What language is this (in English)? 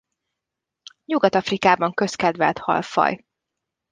Hungarian